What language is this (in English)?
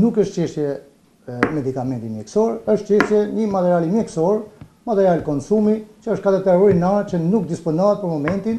Greek